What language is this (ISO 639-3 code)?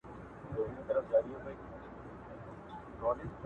pus